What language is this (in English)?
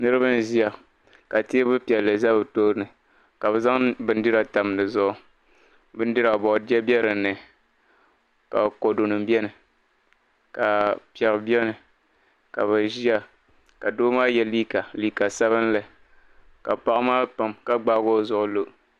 Dagbani